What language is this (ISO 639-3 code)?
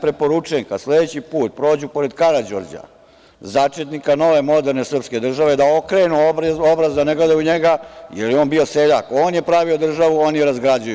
srp